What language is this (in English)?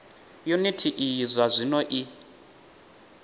Venda